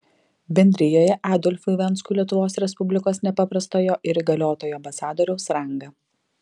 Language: Lithuanian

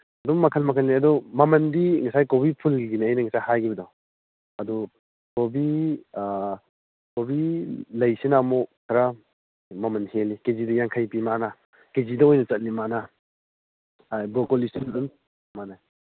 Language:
Manipuri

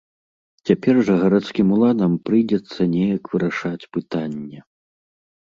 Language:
Belarusian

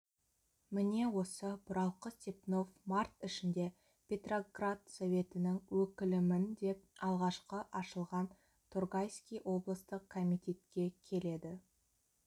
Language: Kazakh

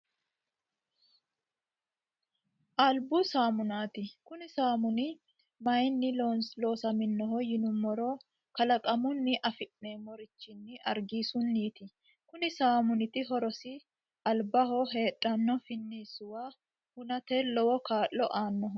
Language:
Sidamo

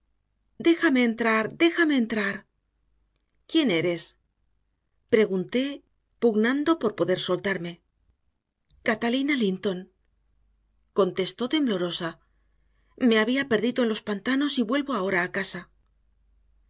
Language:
Spanish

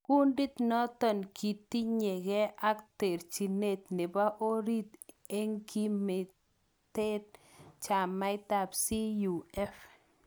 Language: Kalenjin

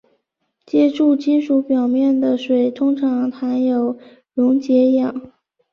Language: Chinese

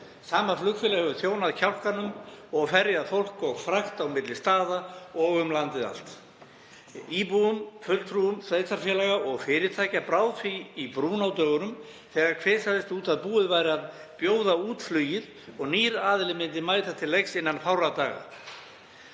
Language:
Icelandic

